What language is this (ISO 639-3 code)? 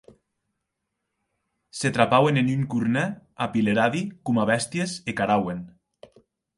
oci